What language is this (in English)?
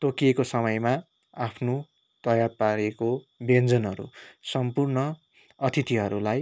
Nepali